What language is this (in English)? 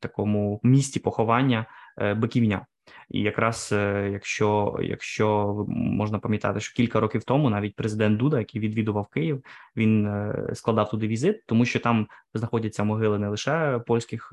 Ukrainian